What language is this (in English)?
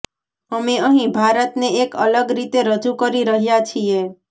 Gujarati